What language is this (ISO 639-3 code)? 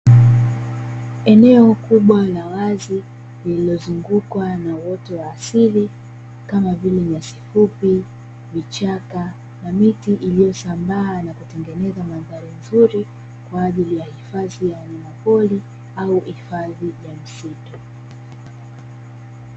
swa